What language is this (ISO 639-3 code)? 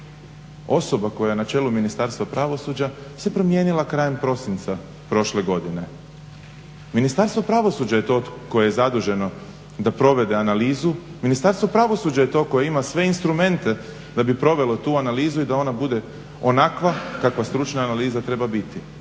hrv